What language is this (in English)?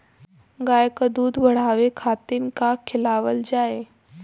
Bhojpuri